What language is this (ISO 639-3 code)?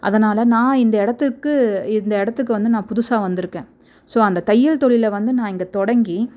tam